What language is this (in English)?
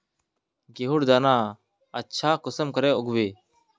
Magahi